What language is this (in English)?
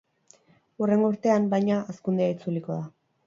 Basque